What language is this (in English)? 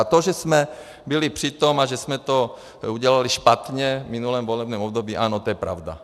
Czech